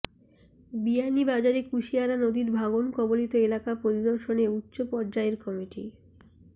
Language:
Bangla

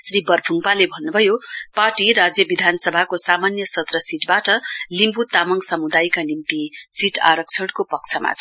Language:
Nepali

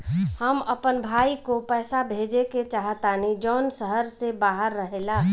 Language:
Bhojpuri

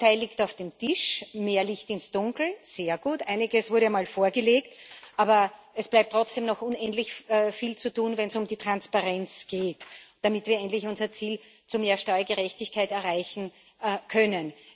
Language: German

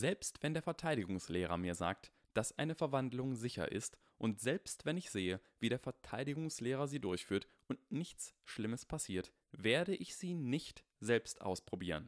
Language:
German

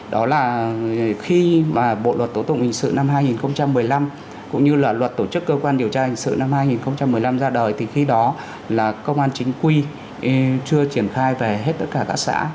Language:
Vietnamese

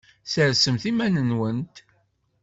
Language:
Kabyle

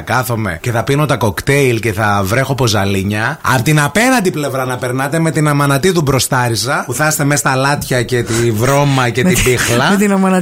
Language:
Greek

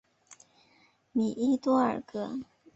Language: Chinese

